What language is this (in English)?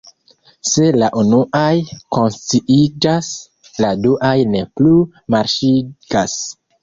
Esperanto